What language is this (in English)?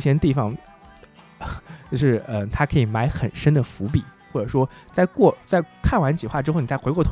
Chinese